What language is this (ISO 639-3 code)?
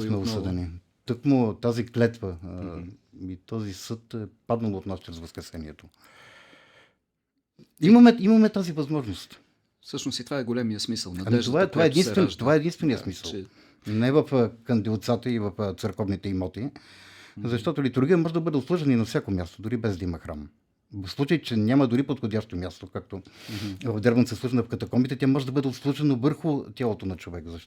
bul